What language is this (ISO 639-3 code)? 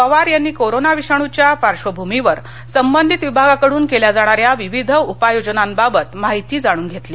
mar